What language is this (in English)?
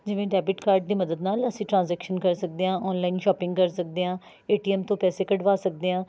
Punjabi